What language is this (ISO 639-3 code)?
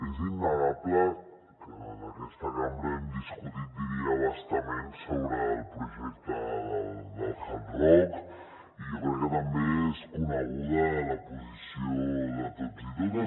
cat